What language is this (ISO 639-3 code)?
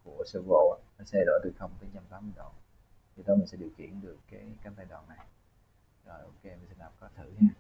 vie